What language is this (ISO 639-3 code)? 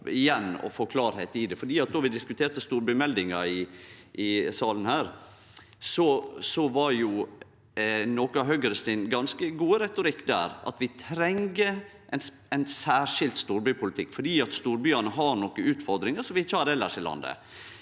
nor